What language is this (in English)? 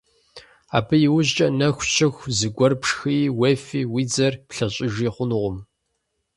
Kabardian